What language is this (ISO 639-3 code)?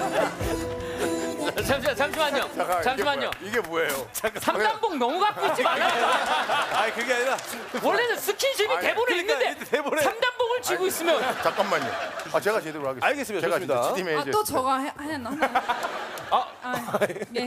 kor